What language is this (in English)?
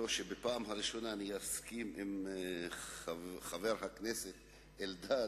Hebrew